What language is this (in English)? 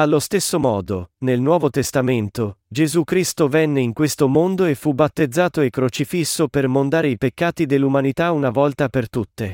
Italian